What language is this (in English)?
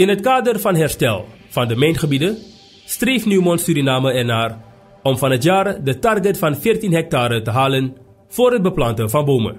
Dutch